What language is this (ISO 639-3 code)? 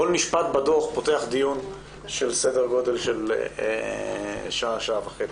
heb